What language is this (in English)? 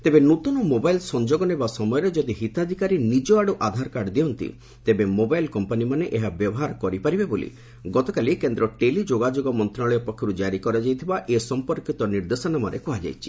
Odia